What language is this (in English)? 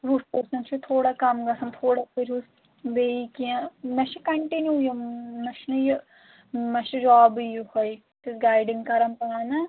Kashmiri